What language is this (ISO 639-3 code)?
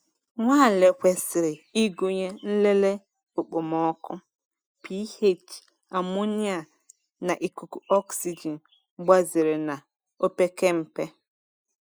ibo